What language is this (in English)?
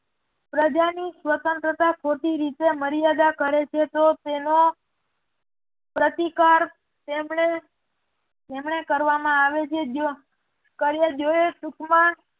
Gujarati